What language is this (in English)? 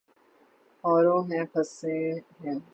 Urdu